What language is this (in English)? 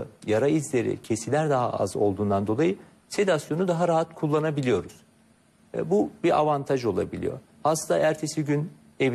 Turkish